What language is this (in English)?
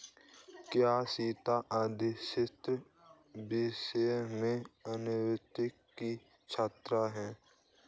Hindi